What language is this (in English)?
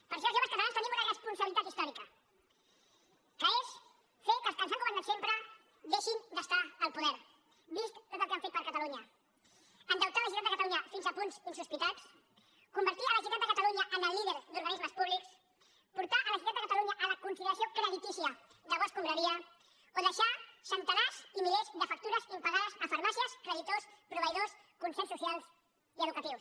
Catalan